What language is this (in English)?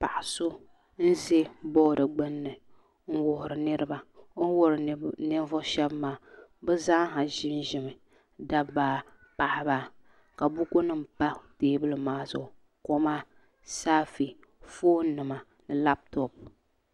Dagbani